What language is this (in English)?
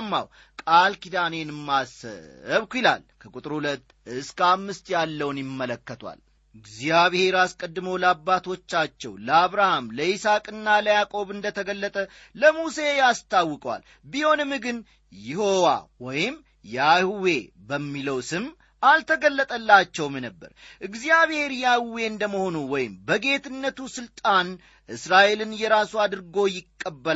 Amharic